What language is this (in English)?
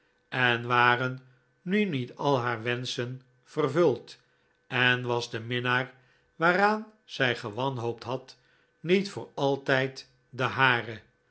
Dutch